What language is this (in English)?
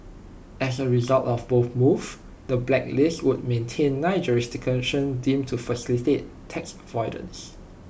English